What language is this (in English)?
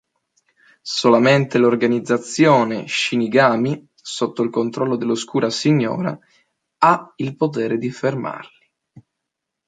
Italian